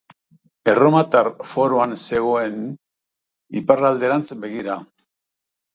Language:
Basque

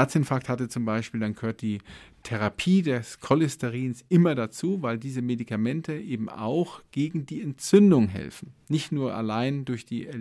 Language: German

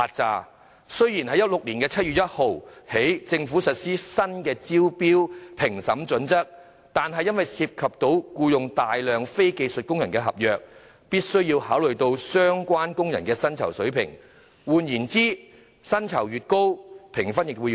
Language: Cantonese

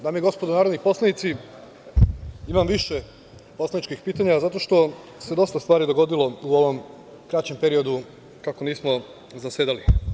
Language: Serbian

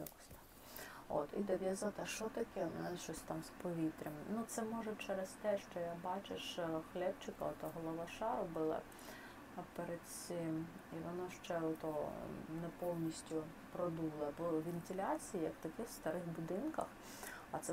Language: Ukrainian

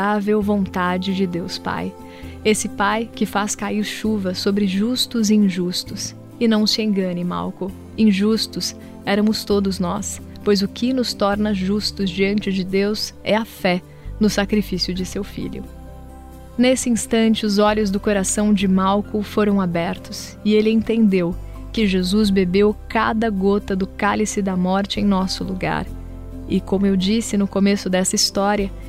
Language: Portuguese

